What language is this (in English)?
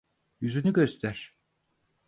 Turkish